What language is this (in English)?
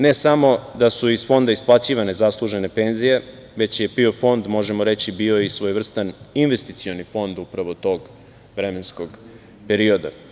Serbian